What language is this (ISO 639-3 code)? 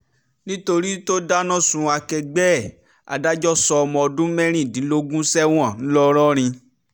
yor